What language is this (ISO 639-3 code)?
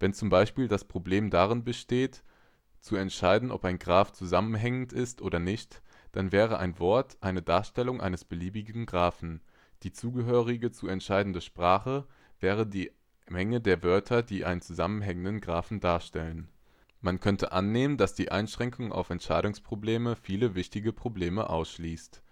deu